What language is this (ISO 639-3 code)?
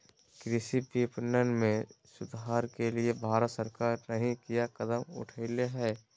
mag